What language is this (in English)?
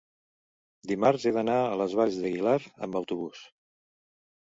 Catalan